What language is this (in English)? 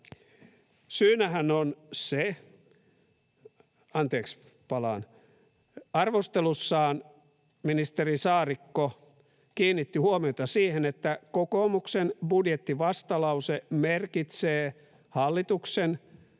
Finnish